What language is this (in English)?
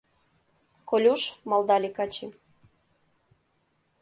Mari